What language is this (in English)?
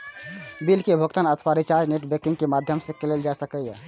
Maithili